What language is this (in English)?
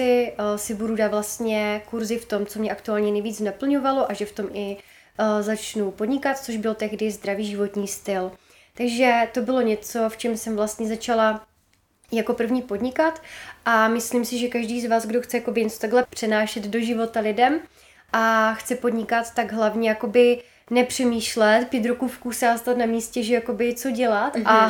Czech